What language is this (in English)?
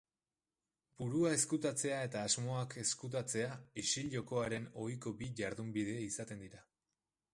Basque